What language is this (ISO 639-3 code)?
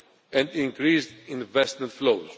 eng